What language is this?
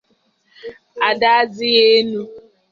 Igbo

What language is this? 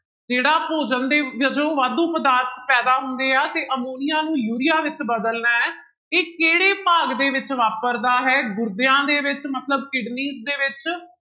Punjabi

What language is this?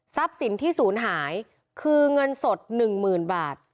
Thai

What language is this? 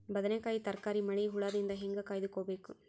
Kannada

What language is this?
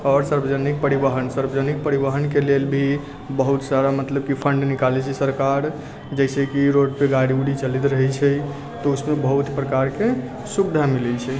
Maithili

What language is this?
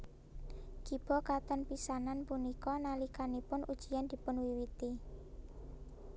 Javanese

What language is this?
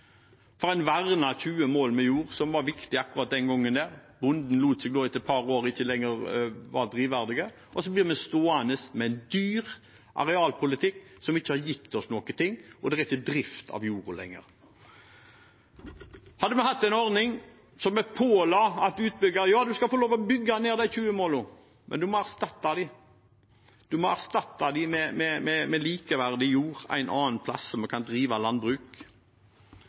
Norwegian Bokmål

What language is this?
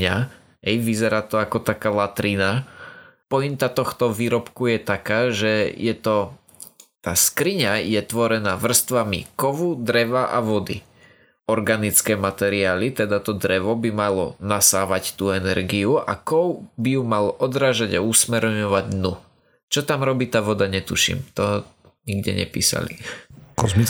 Slovak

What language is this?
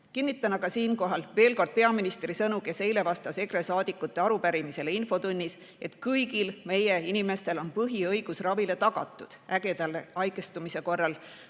Estonian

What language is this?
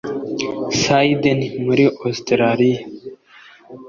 Kinyarwanda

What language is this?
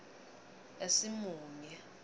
Swati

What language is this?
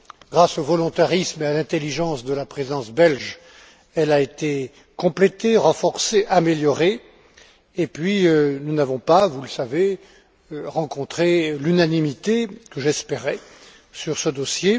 French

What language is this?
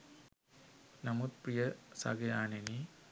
Sinhala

